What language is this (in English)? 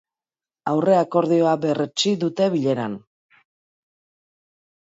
Basque